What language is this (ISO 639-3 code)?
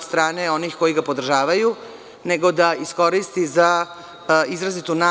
srp